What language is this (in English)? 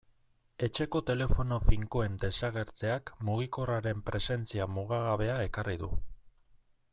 Basque